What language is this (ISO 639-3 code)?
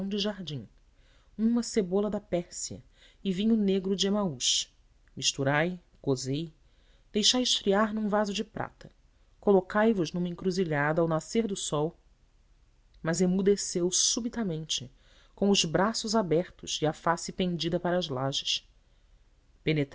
por